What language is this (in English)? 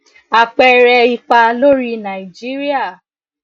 Yoruba